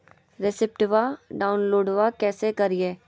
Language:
Magahi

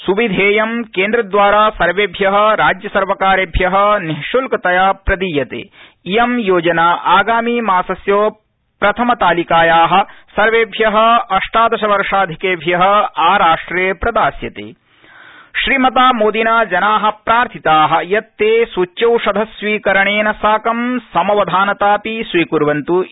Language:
Sanskrit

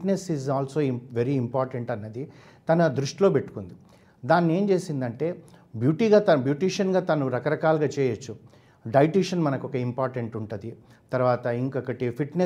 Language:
Telugu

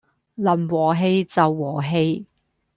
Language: Cantonese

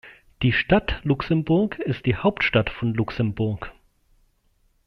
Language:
German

